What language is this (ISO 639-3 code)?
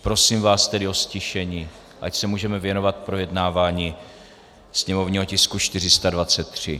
ces